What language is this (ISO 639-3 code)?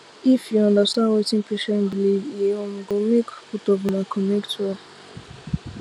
pcm